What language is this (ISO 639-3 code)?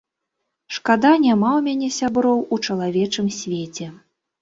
bel